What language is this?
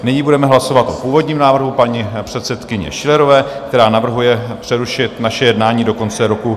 Czech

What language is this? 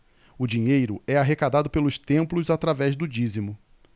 Portuguese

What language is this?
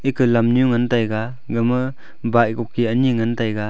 Wancho Naga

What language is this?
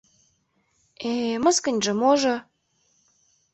Mari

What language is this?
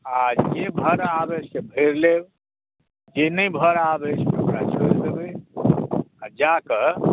Maithili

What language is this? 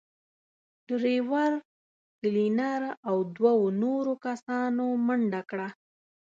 Pashto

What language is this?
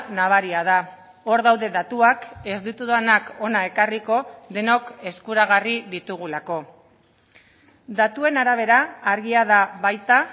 Basque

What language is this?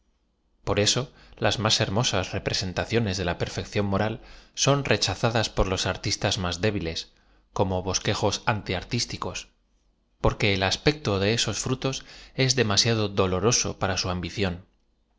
Spanish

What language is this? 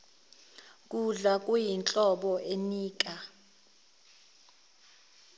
Zulu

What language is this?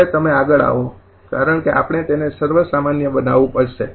Gujarati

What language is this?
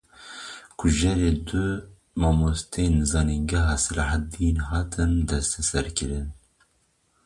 Kurdish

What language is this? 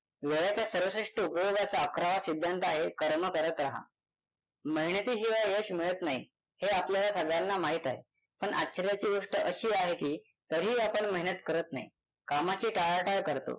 Marathi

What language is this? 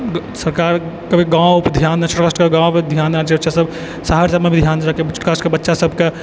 Maithili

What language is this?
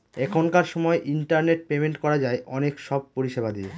Bangla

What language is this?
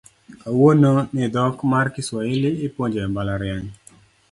Luo (Kenya and Tanzania)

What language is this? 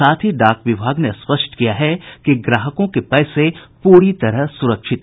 Hindi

